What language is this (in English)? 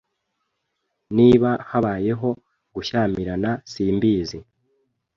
Kinyarwanda